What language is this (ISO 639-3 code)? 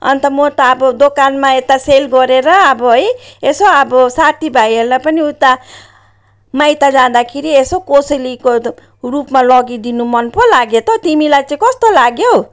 nep